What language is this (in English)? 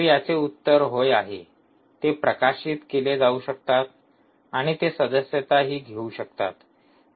Marathi